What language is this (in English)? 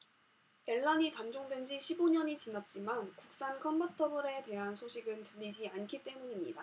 Korean